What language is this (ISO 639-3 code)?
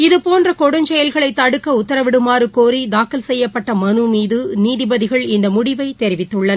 tam